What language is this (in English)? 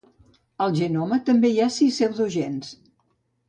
Catalan